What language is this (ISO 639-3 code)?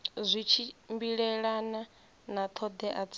ven